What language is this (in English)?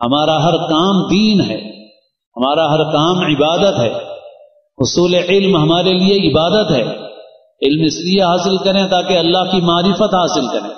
Arabic